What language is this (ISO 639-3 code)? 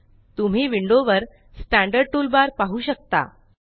mar